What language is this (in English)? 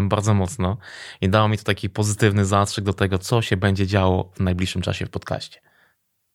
Polish